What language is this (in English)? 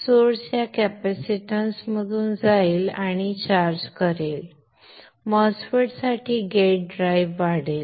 Marathi